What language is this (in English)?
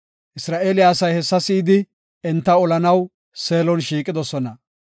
Gofa